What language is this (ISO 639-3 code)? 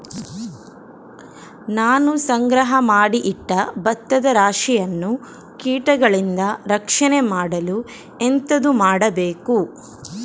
kan